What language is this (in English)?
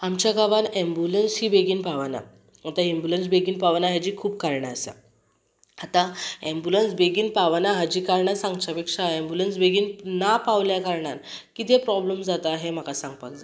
Konkani